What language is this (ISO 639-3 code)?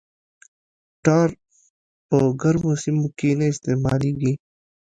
pus